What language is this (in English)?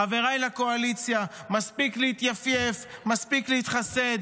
Hebrew